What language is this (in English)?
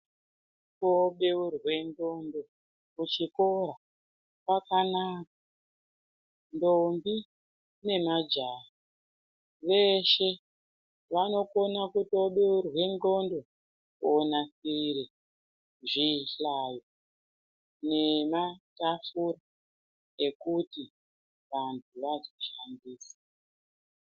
Ndau